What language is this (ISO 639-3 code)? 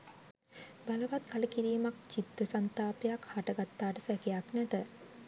sin